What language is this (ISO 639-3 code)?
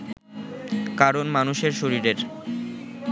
ben